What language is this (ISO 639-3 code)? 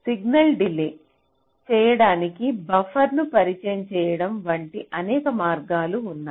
tel